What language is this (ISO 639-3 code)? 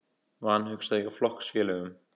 isl